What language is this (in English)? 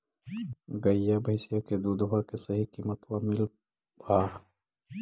Magahi